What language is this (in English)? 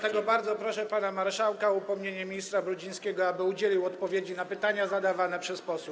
Polish